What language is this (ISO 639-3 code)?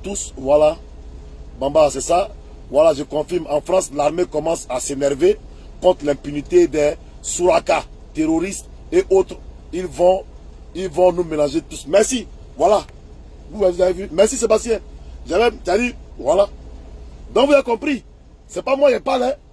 fra